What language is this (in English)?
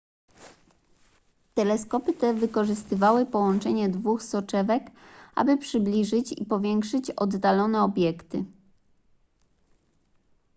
Polish